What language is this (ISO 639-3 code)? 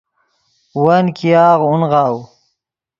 ydg